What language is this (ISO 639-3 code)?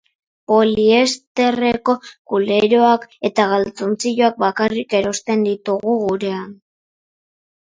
eus